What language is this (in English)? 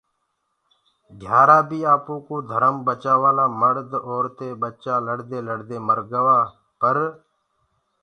Gurgula